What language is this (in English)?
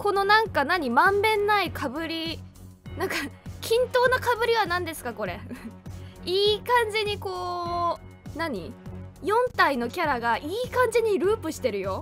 Japanese